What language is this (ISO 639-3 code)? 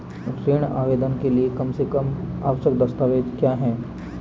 hin